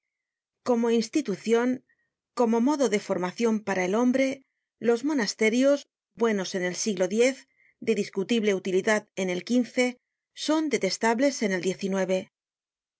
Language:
Spanish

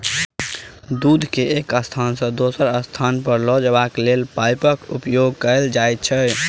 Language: Maithili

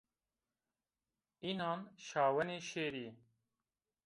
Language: Zaza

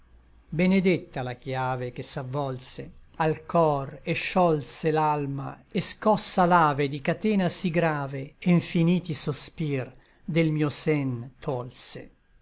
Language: Italian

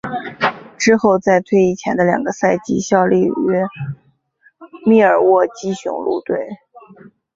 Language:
Chinese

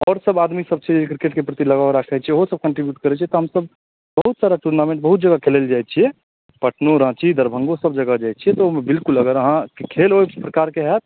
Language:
Maithili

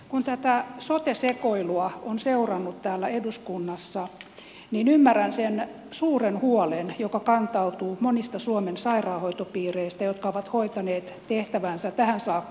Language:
Finnish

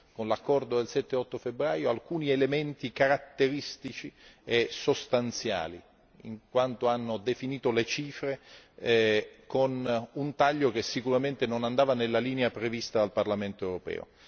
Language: Italian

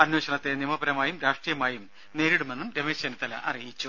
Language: Malayalam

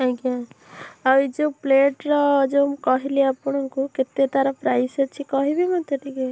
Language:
Odia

